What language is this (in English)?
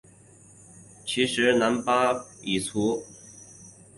Chinese